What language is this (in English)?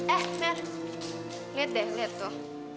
Indonesian